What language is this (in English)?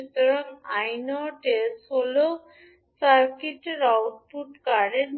Bangla